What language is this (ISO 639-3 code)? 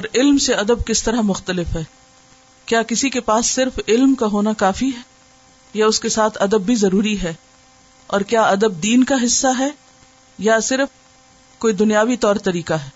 urd